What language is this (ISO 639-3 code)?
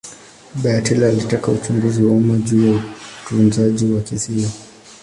swa